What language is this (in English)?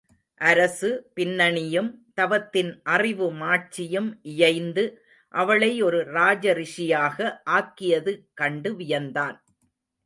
Tamil